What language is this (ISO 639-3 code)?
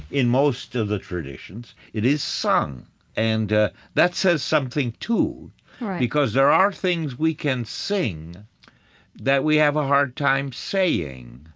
eng